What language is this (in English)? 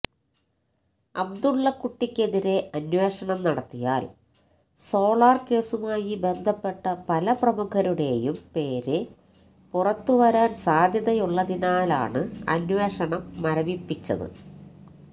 Malayalam